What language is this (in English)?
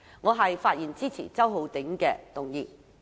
Cantonese